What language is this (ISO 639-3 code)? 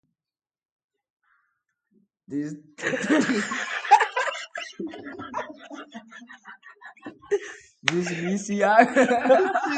eus